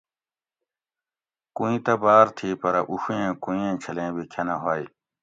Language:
Gawri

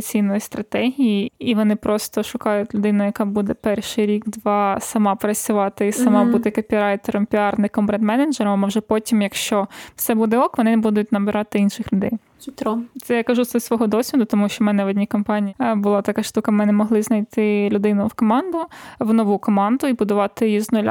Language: Ukrainian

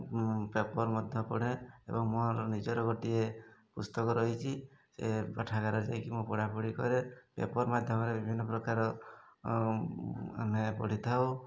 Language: Odia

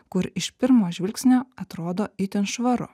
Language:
Lithuanian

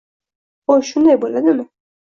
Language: Uzbek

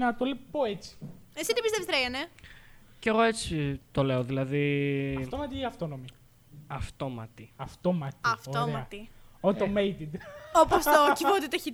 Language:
Greek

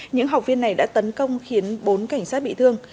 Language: Vietnamese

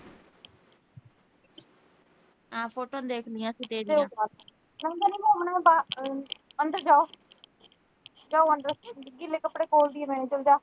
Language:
Punjabi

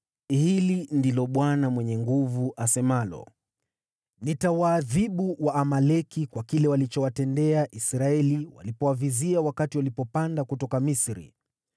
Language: Swahili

